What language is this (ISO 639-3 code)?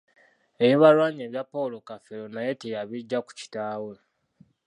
lug